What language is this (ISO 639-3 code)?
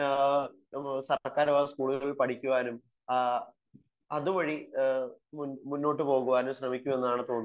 mal